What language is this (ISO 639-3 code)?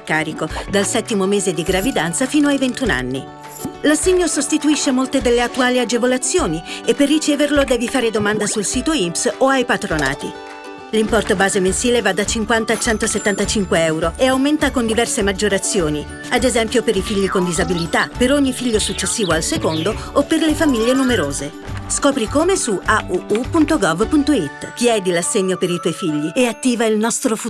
ita